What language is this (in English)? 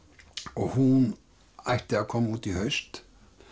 Icelandic